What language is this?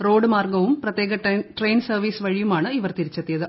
Malayalam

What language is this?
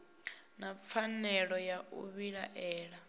Venda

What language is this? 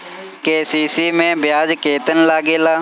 Bhojpuri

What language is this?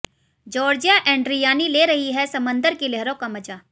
Hindi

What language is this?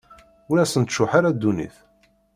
Kabyle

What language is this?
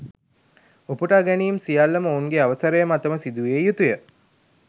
Sinhala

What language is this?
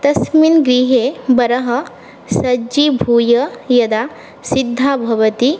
Sanskrit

